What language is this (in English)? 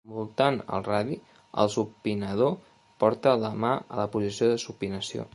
Catalan